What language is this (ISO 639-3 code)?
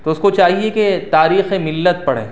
urd